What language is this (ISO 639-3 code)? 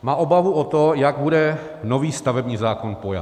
ces